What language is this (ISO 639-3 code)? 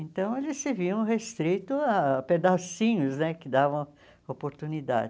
por